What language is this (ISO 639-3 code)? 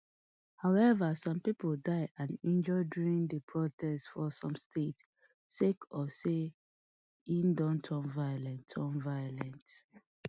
pcm